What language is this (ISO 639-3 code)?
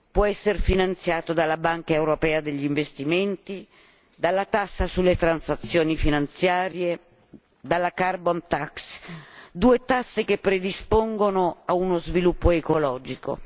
ita